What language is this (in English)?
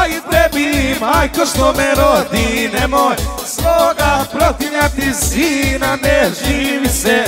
Romanian